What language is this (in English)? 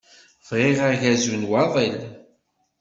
Kabyle